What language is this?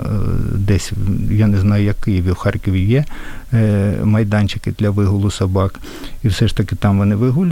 Ukrainian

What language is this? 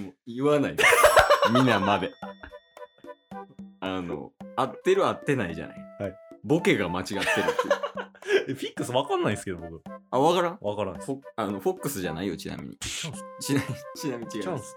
Japanese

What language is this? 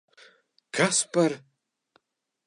Latvian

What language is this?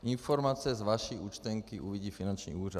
Czech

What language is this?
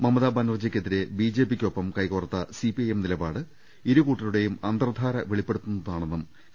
Malayalam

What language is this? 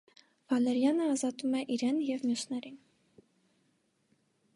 Armenian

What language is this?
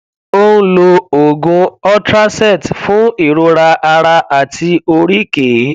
Yoruba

